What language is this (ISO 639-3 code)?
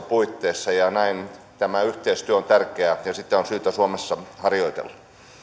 fin